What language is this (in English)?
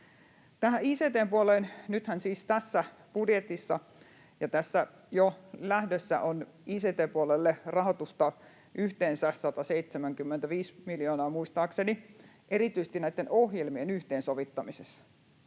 Finnish